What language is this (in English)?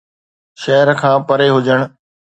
Sindhi